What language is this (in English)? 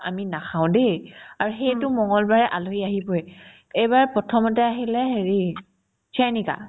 Assamese